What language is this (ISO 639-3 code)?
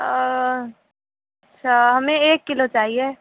urd